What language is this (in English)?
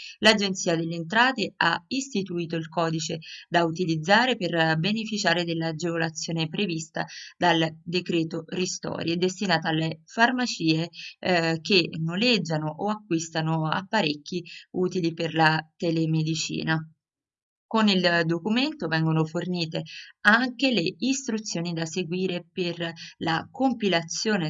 Italian